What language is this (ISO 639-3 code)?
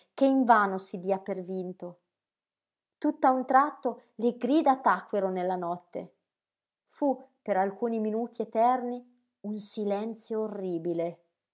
ita